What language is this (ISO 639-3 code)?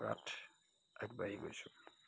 asm